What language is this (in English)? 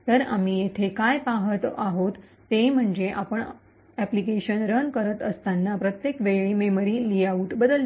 Marathi